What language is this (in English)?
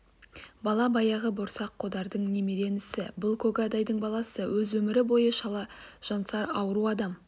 Kazakh